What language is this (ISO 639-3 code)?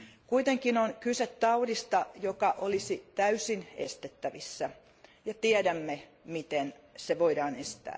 fin